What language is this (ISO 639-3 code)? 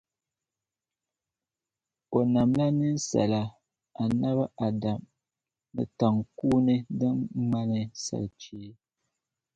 dag